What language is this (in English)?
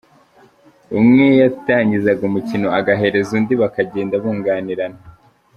Kinyarwanda